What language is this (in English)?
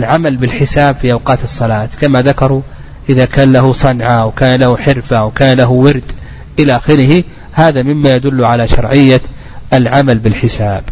Arabic